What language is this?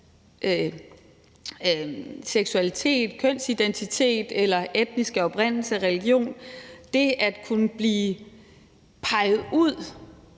Danish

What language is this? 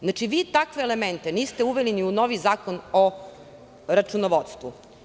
Serbian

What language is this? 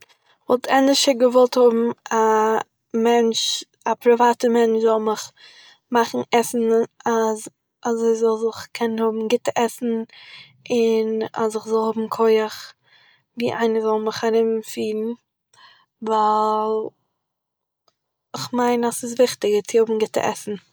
Yiddish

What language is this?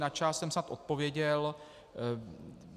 Czech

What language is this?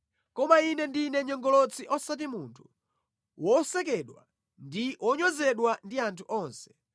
Nyanja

